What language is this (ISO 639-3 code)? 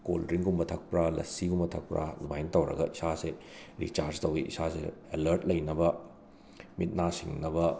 mni